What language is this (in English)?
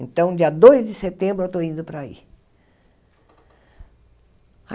Portuguese